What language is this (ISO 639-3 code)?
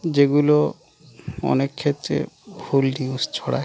ben